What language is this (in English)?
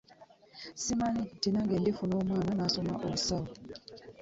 Ganda